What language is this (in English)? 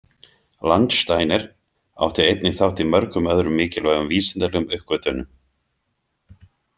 Icelandic